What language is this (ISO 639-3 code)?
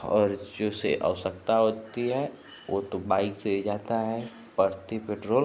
hin